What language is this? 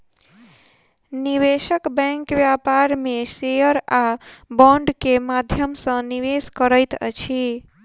Maithili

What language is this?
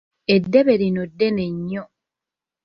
Ganda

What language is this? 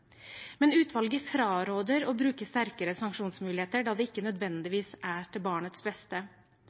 Norwegian Bokmål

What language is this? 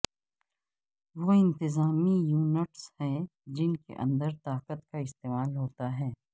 Urdu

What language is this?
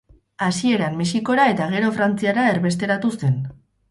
Basque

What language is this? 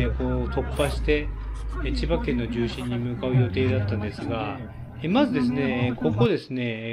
Japanese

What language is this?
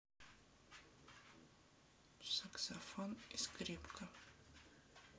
Russian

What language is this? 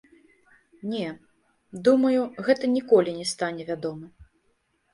Belarusian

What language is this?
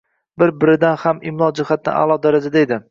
Uzbek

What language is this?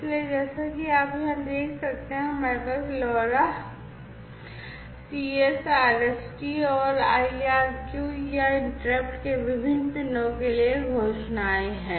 Hindi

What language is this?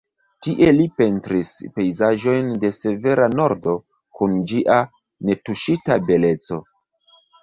Esperanto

